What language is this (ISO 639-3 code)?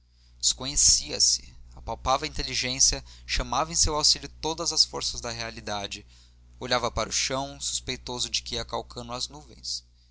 por